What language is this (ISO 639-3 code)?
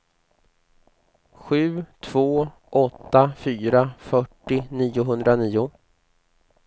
swe